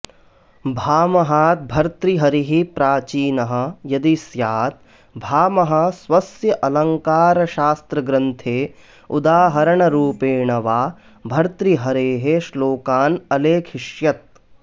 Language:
Sanskrit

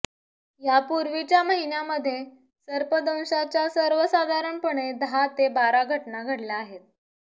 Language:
Marathi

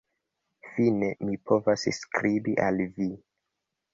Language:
Esperanto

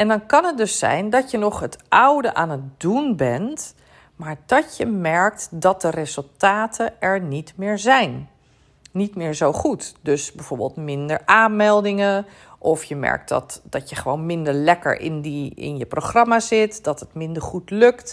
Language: Dutch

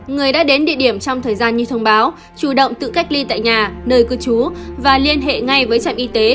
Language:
Vietnamese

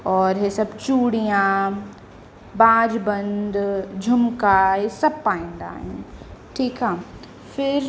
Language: Sindhi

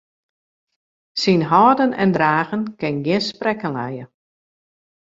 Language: Western Frisian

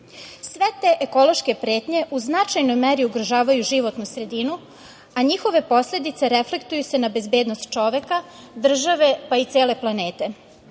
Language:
Serbian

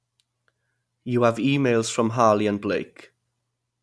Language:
English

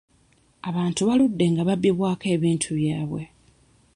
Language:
Ganda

